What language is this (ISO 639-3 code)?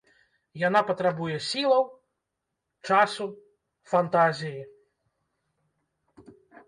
bel